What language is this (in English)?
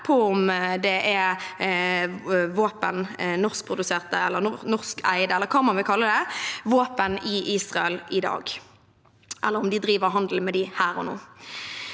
Norwegian